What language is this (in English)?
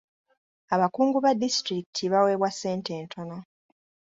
Ganda